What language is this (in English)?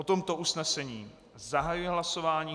Czech